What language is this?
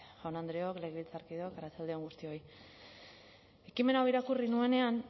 Basque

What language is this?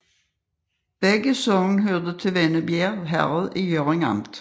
Danish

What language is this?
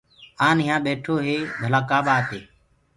Gurgula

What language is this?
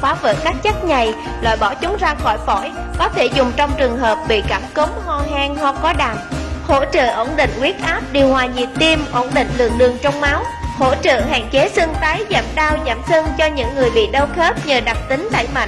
Vietnamese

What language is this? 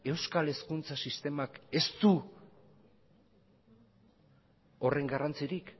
Basque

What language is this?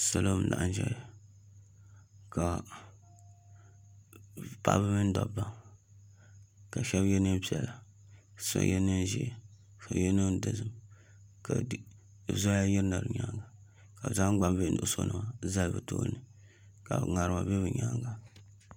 Dagbani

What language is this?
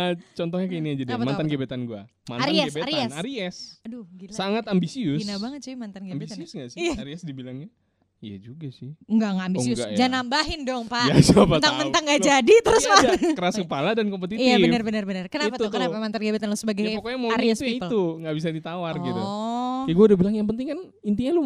Indonesian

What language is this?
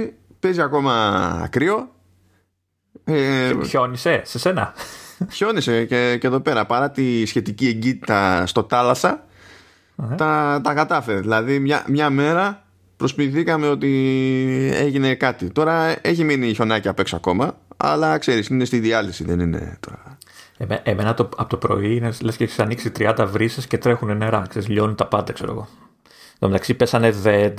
Greek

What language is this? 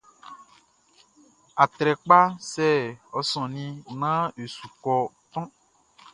Baoulé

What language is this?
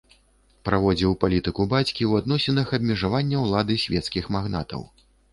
Belarusian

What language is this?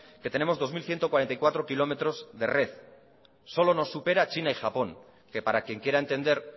Spanish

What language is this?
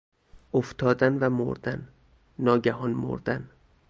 Persian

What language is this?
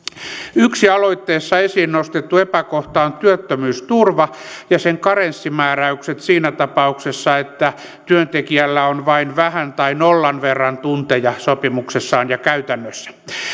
Finnish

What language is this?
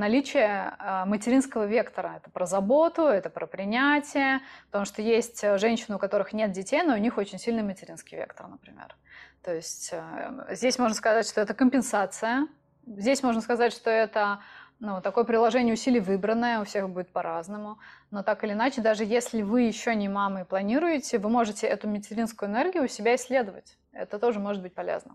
Russian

